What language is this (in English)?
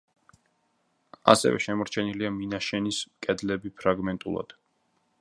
Georgian